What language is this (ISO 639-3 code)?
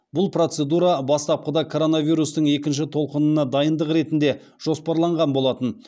kaz